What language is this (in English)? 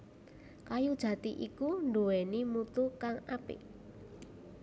Javanese